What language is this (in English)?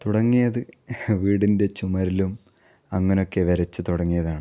Malayalam